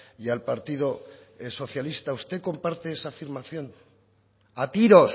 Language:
Spanish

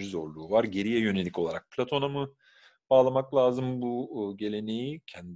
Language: Turkish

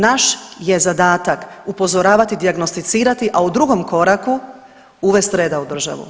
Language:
Croatian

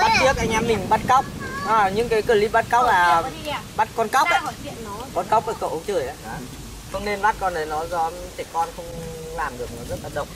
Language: Vietnamese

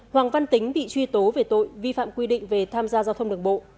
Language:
Vietnamese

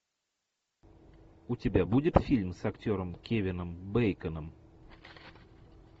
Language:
Russian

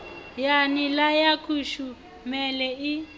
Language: Venda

